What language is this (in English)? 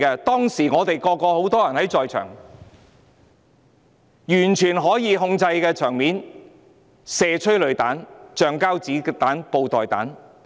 Cantonese